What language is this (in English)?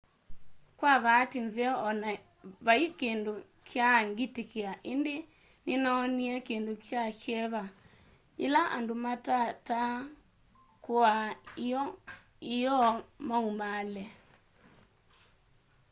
Kamba